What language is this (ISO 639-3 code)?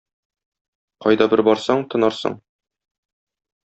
tat